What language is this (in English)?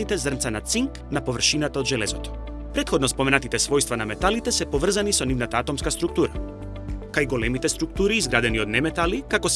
Macedonian